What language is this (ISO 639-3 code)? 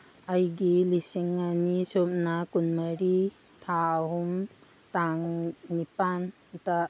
mni